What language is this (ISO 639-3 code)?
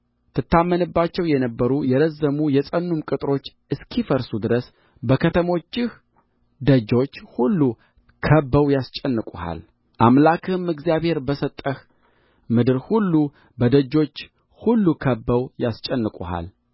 amh